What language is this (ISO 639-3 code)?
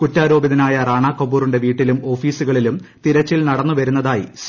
mal